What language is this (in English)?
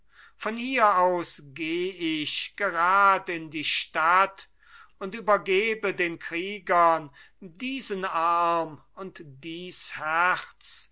German